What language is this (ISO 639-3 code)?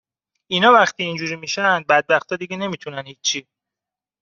fas